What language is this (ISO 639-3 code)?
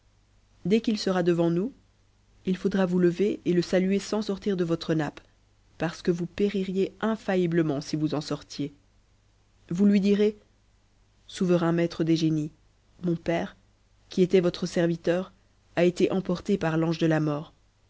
fra